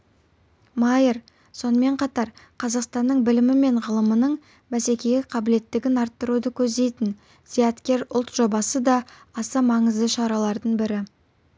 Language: Kazakh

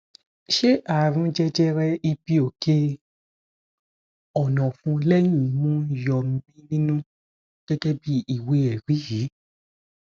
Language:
Yoruba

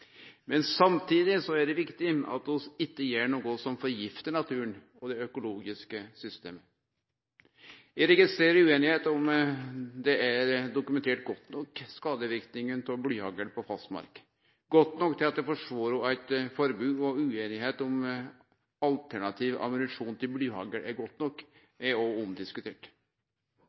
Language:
Norwegian Nynorsk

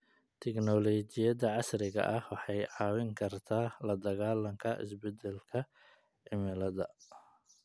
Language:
Somali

